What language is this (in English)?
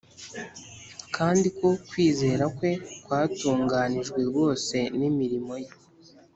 Kinyarwanda